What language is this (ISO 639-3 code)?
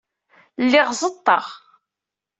kab